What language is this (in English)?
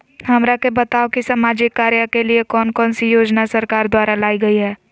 Magahi